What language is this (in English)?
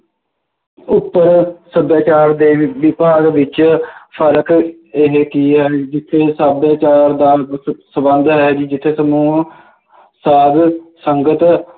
Punjabi